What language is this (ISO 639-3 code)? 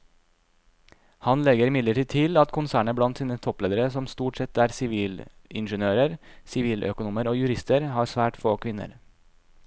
nor